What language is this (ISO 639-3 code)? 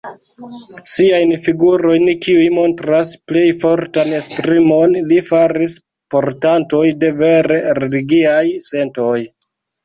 epo